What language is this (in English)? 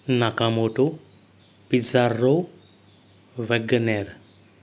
Konkani